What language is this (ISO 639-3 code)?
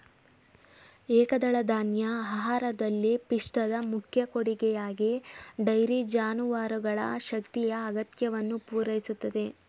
kan